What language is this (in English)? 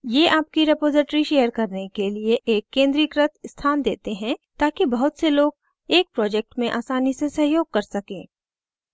Hindi